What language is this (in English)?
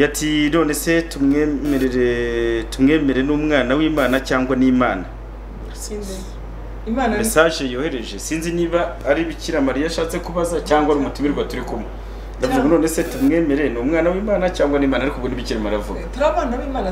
French